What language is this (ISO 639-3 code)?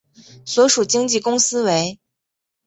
zho